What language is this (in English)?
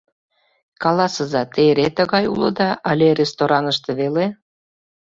Mari